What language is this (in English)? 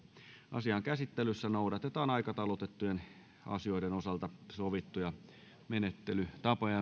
Finnish